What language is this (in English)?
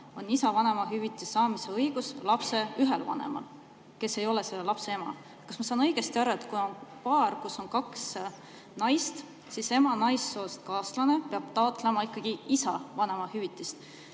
Estonian